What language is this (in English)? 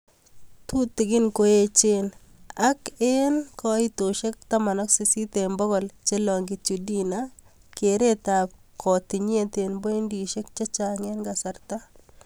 Kalenjin